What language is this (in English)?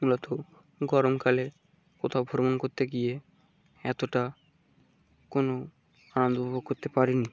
Bangla